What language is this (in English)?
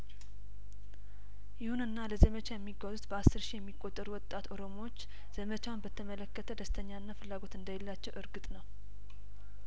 Amharic